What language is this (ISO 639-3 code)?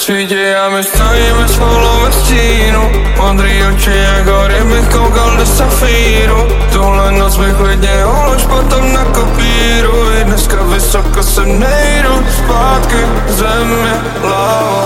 slk